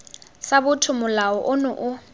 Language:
Tswana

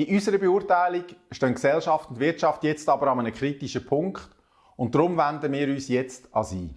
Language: German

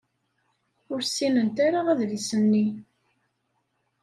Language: Kabyle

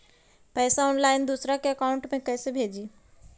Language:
Magahi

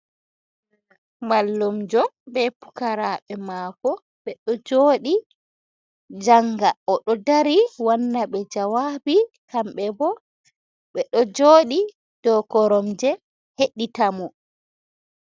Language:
Fula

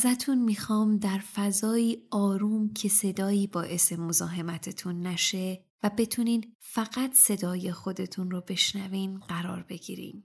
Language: Persian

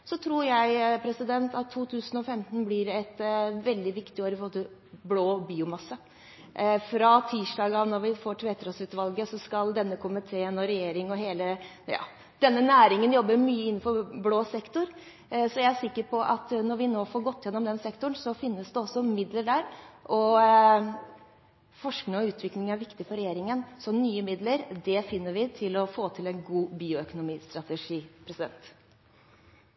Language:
Norwegian Bokmål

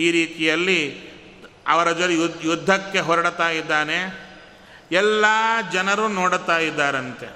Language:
Kannada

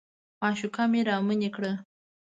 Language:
Pashto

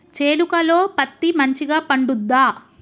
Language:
Telugu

